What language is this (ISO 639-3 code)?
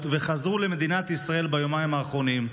heb